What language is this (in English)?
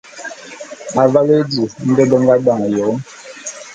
Bulu